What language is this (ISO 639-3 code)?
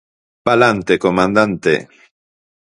glg